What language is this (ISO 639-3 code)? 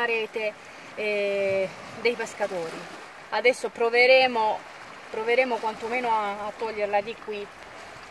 ita